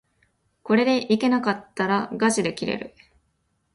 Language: Japanese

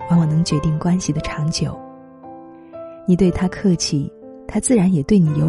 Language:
Chinese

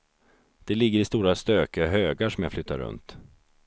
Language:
Swedish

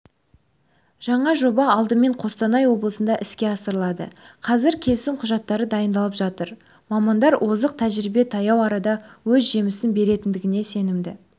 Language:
Kazakh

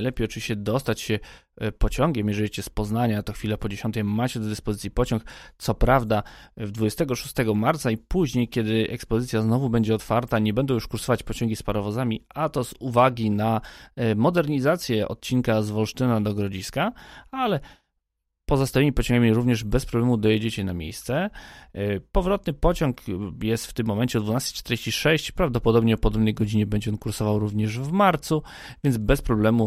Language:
Polish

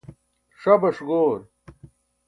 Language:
Burushaski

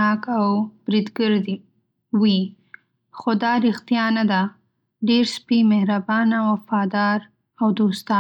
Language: Pashto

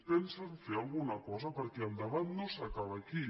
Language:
Catalan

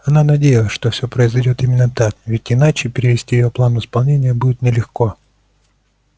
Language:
Russian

